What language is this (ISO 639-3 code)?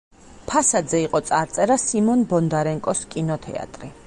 kat